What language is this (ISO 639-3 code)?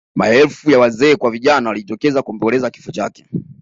swa